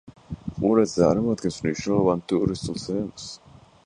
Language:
Georgian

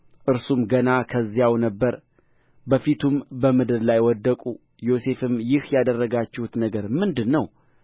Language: Amharic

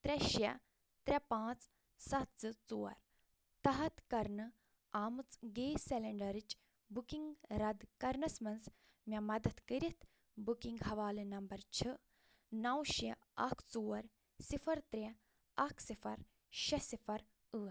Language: Kashmiri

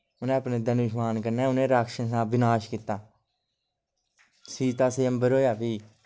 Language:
Dogri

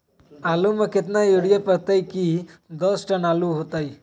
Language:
Magahi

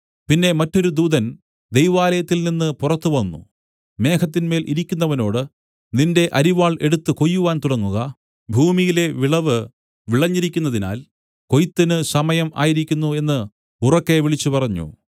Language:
Malayalam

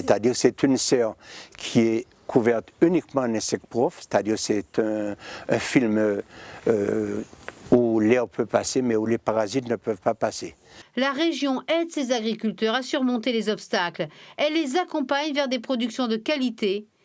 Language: French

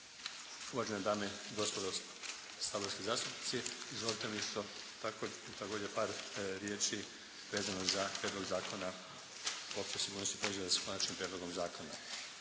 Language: Croatian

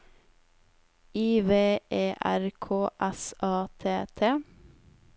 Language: Norwegian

